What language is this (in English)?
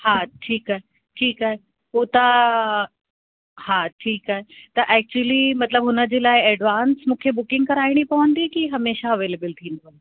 Sindhi